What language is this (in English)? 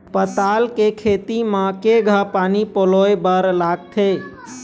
Chhattisgarhi